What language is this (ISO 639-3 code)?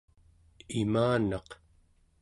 esu